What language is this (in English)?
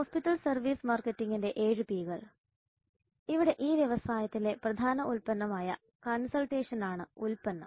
Malayalam